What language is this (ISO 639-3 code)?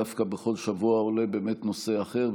heb